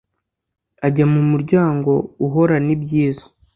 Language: Kinyarwanda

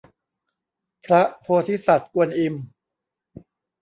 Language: Thai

